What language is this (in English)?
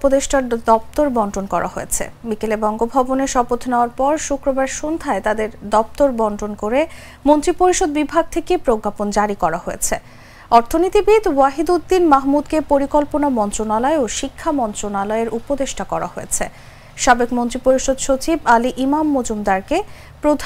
Bangla